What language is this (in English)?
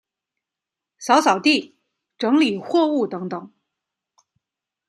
Chinese